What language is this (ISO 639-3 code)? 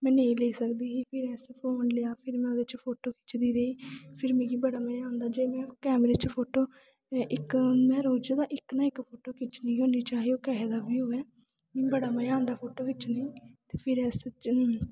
doi